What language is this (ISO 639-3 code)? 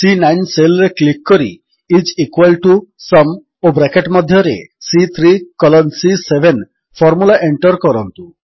ori